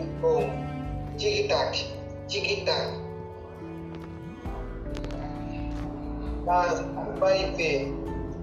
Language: Portuguese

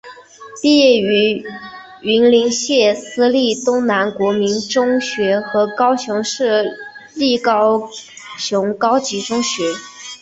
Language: Chinese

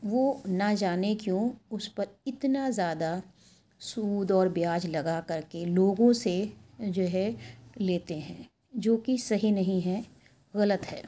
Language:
Urdu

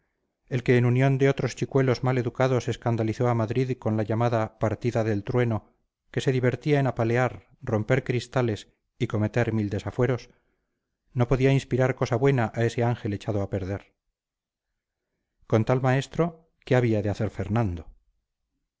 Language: Spanish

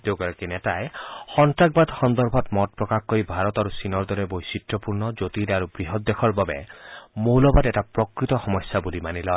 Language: Assamese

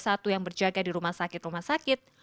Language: Indonesian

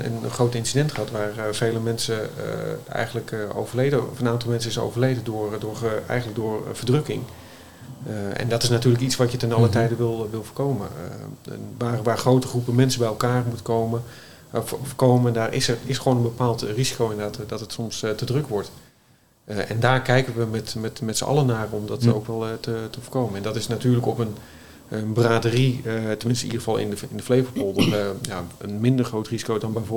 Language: Dutch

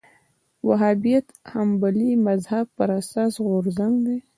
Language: Pashto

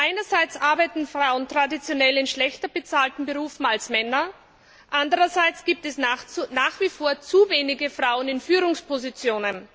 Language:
German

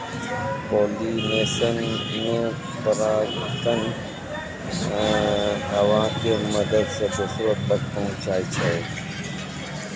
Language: Maithili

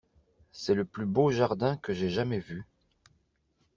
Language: French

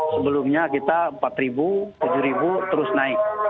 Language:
Indonesian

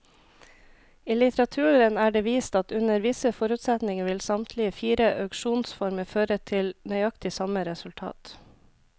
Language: Norwegian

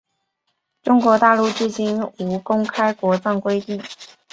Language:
Chinese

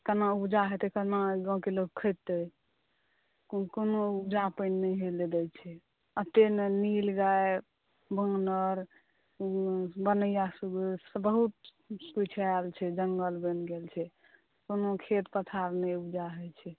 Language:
Maithili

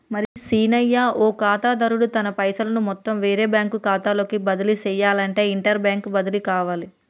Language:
Telugu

